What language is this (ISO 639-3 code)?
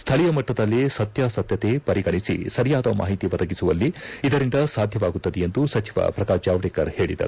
kan